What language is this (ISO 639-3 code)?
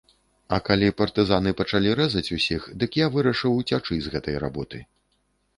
bel